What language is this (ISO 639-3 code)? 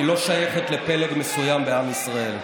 heb